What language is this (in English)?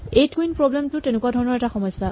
Assamese